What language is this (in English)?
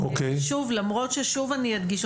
Hebrew